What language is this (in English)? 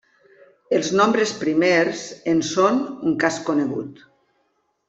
Catalan